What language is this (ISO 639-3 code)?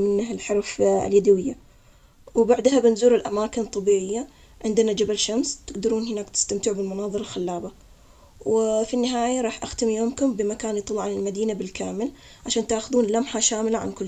acx